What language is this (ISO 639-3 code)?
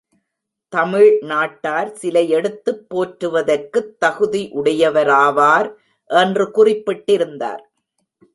tam